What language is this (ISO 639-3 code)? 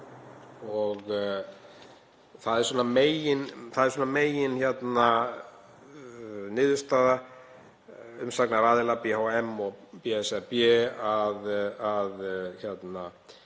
isl